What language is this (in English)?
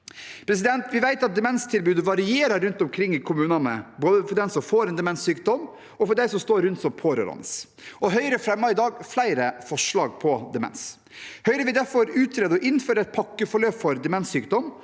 Norwegian